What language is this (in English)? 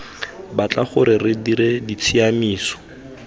Tswana